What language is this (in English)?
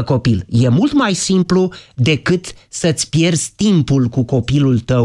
Romanian